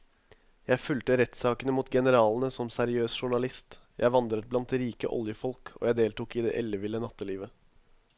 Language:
Norwegian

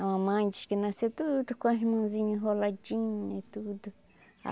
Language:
Portuguese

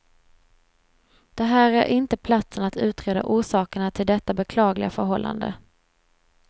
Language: Swedish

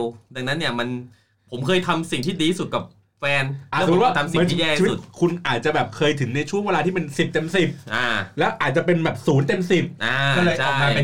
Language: Thai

